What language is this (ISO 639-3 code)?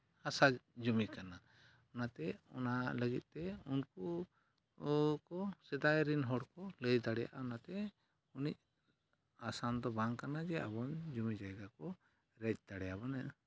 sat